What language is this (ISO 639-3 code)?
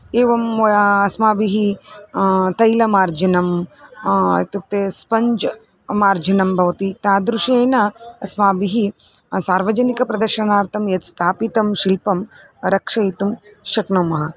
san